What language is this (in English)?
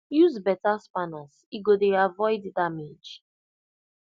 Nigerian Pidgin